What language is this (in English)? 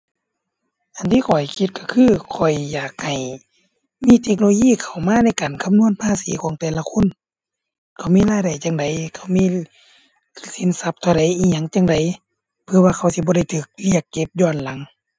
Thai